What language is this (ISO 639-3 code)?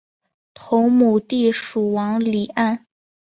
zho